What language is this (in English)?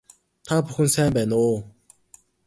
Mongolian